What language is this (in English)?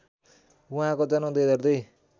Nepali